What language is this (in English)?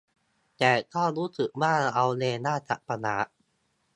Thai